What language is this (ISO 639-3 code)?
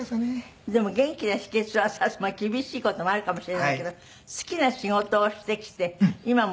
jpn